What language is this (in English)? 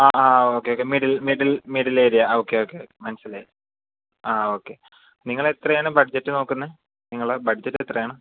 Malayalam